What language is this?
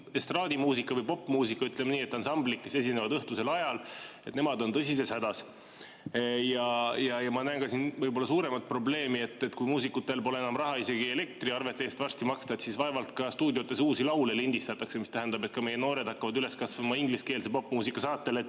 Estonian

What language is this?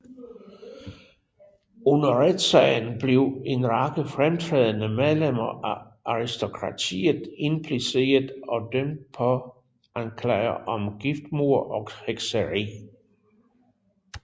Danish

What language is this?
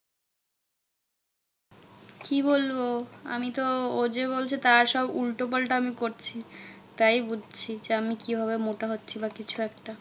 Bangla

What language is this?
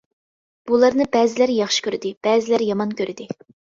Uyghur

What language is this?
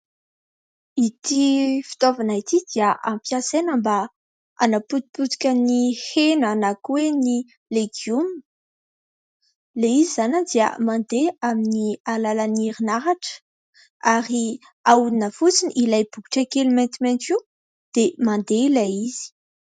Malagasy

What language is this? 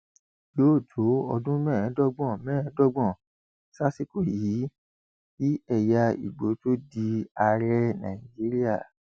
Yoruba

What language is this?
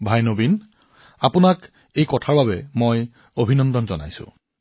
Assamese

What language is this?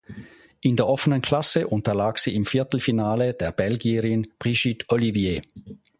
German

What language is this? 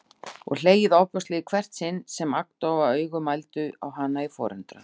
Icelandic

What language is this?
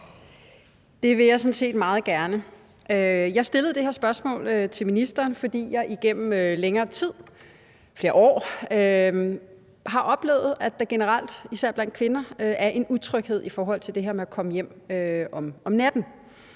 Danish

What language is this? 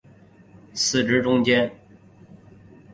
Chinese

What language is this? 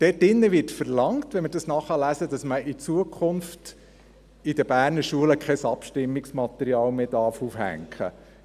Swiss German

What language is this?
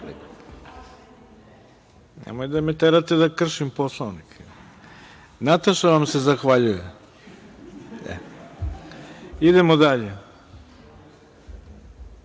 Serbian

